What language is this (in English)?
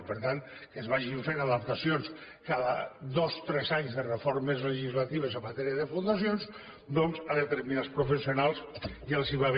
Catalan